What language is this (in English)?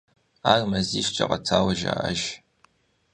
Kabardian